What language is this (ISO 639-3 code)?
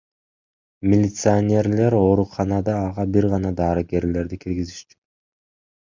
kir